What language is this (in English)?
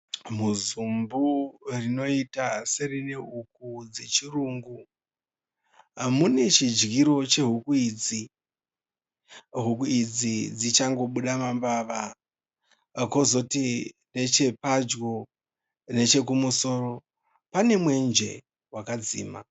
Shona